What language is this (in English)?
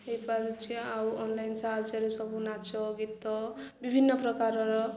Odia